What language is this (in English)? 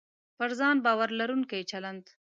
Pashto